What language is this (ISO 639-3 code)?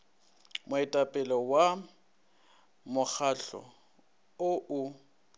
nso